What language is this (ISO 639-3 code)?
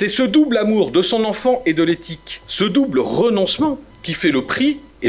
fra